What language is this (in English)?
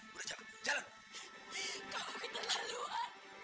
Indonesian